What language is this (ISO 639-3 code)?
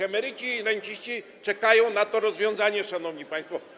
pol